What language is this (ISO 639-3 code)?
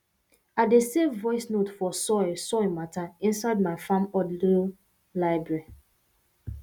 pcm